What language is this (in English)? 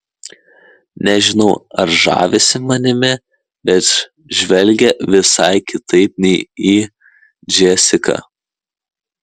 Lithuanian